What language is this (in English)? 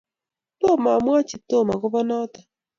Kalenjin